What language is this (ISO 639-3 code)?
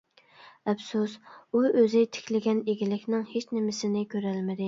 uig